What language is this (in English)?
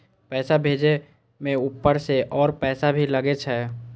Maithili